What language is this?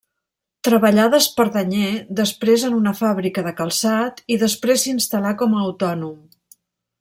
Catalan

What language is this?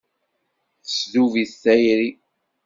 Kabyle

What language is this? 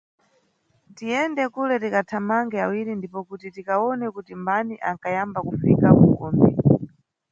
Nyungwe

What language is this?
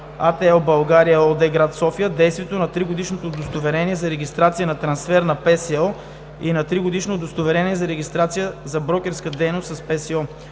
Bulgarian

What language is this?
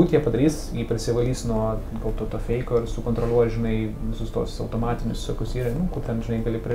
Lithuanian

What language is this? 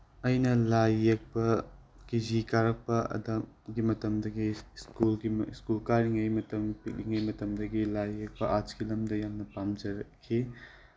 Manipuri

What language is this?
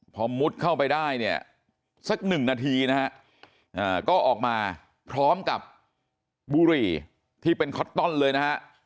Thai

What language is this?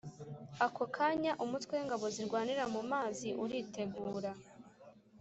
Kinyarwanda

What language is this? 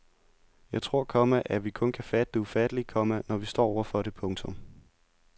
Danish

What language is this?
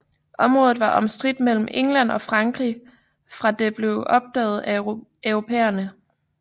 Danish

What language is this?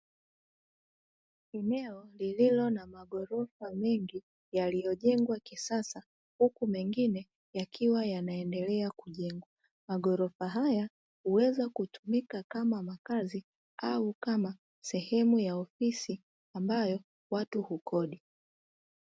Swahili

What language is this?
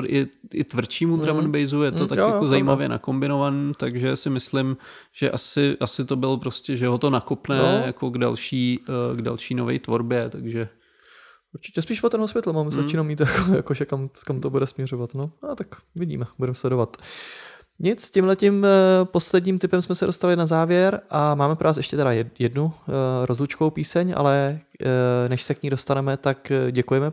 Czech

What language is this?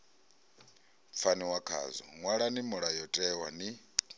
Venda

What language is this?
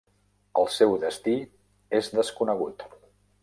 Catalan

